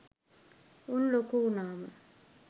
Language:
Sinhala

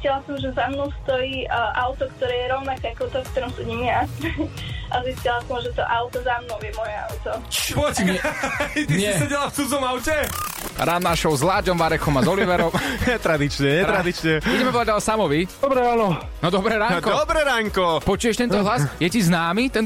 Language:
Slovak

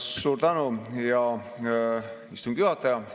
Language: Estonian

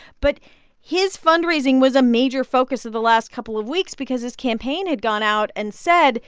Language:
English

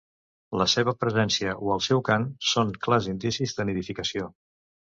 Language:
Catalan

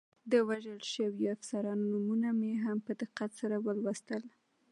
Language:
Pashto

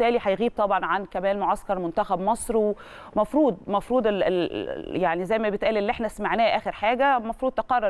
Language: Arabic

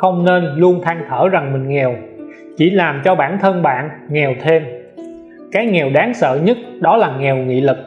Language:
Vietnamese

